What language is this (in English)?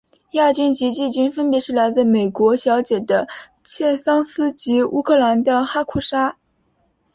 Chinese